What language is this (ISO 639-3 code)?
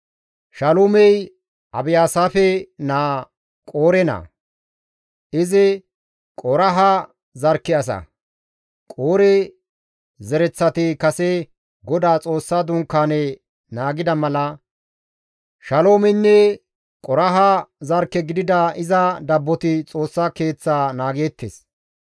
gmv